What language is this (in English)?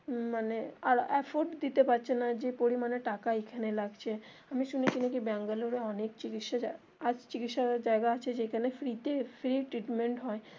Bangla